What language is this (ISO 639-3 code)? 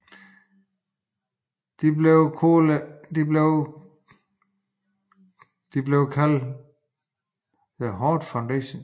dan